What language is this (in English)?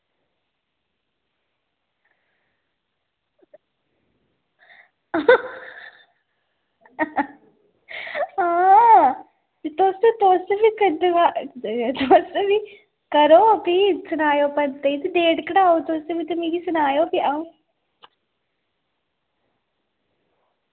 Dogri